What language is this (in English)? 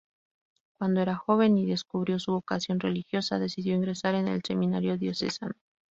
Spanish